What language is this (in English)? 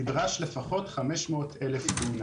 Hebrew